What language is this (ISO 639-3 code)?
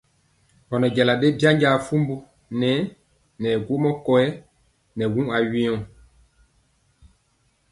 mcx